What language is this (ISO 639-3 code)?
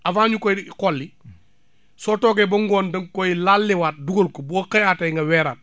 wol